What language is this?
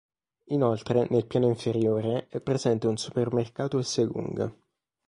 Italian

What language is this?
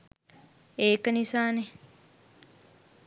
Sinhala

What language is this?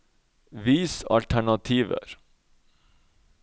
Norwegian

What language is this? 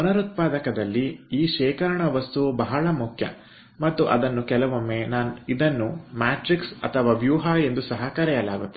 Kannada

